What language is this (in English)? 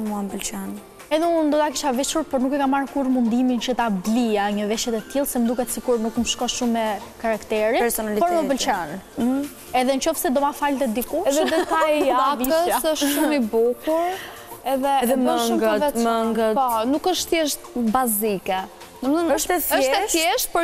Romanian